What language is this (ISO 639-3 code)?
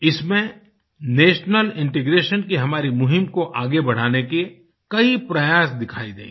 hin